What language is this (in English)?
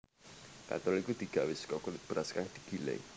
Javanese